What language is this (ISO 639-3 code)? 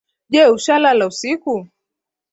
swa